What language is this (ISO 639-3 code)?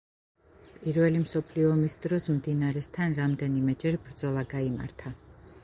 kat